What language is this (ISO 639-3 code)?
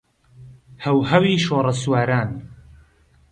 ckb